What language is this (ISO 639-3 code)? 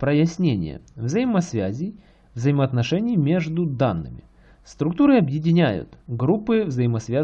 rus